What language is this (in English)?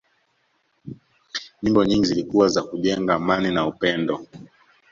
Swahili